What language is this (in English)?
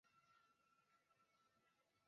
Chinese